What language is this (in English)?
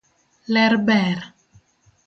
Luo (Kenya and Tanzania)